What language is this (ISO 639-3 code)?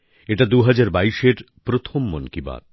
ben